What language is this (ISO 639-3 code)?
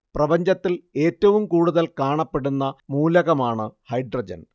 mal